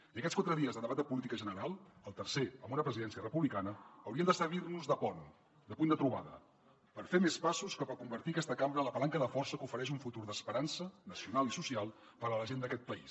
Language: Catalan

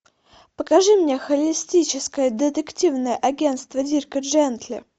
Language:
Russian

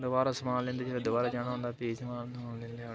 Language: Dogri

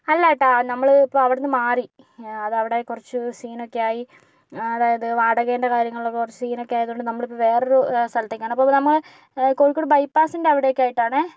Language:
Malayalam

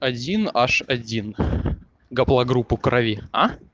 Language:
Russian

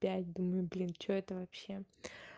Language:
Russian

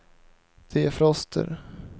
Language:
Swedish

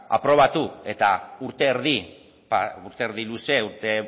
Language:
Basque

